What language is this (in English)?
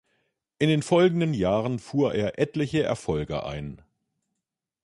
German